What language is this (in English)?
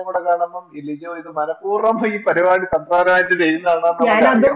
Malayalam